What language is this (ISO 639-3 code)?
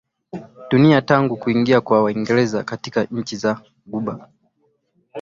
swa